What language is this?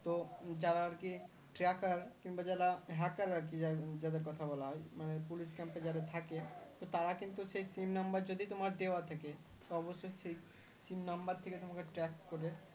Bangla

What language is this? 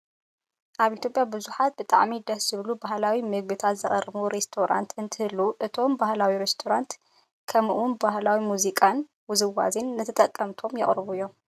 Tigrinya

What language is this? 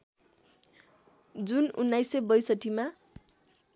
Nepali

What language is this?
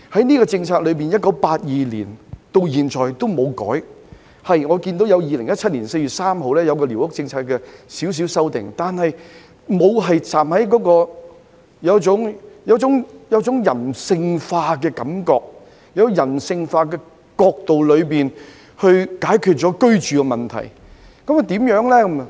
Cantonese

